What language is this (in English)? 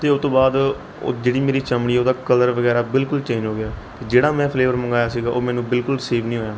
Punjabi